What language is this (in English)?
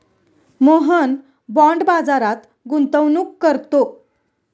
Marathi